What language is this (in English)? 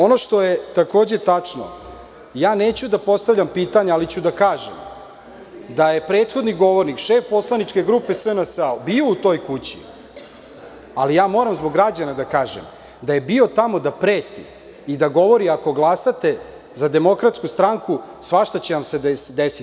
Serbian